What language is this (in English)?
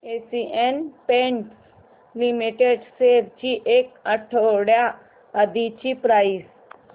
Marathi